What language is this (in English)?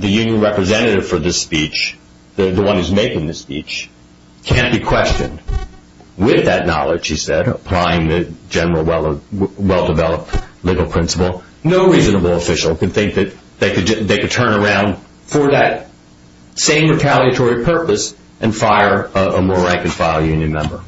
English